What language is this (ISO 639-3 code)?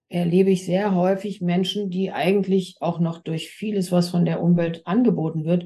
deu